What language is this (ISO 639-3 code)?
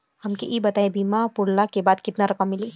bho